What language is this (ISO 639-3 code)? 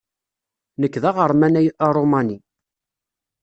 kab